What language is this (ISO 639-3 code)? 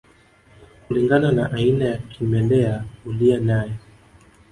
swa